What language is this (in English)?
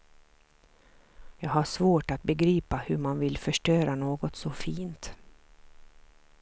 Swedish